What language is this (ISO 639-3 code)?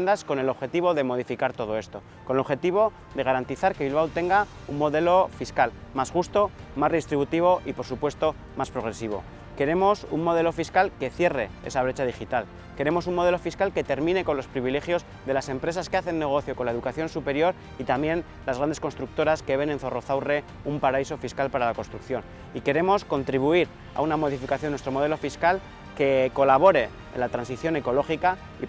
spa